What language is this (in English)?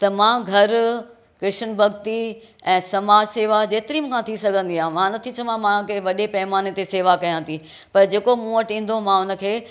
Sindhi